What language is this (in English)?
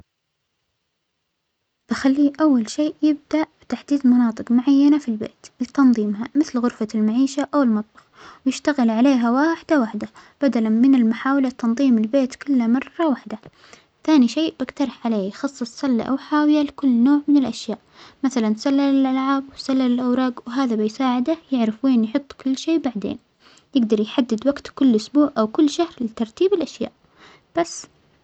Omani Arabic